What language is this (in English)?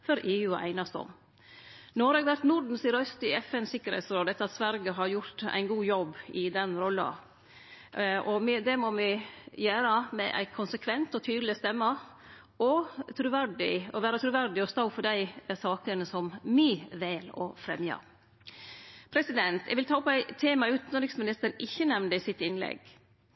Norwegian Nynorsk